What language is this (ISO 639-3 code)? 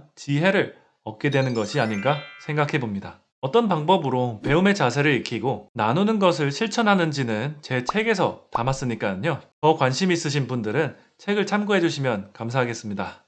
kor